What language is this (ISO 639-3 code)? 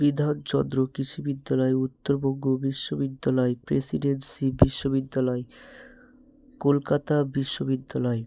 ben